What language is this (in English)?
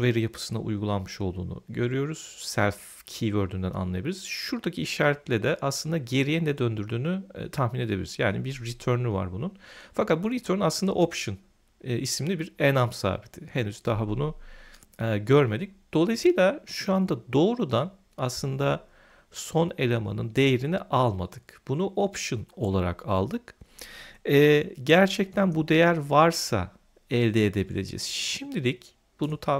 Turkish